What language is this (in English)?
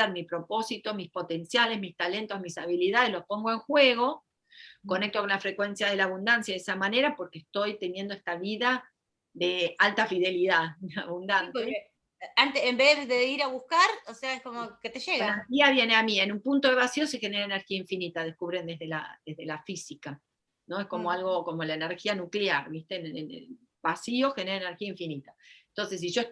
Spanish